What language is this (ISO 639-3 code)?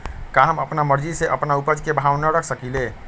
mag